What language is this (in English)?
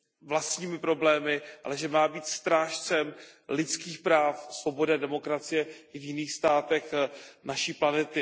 Czech